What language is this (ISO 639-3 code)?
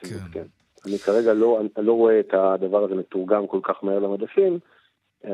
heb